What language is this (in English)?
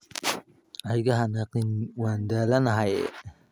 Somali